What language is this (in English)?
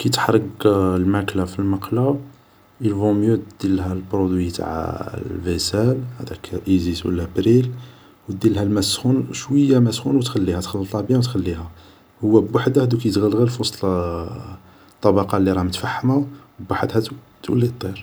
Algerian Arabic